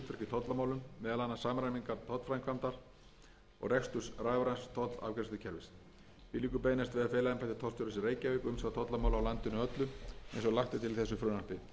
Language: Icelandic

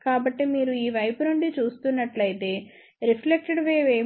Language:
Telugu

